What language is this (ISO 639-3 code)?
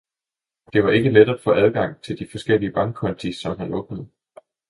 dan